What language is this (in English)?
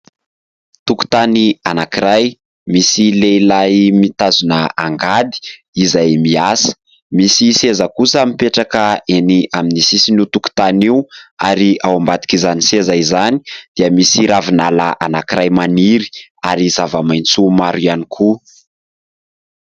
Malagasy